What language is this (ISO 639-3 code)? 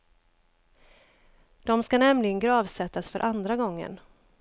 swe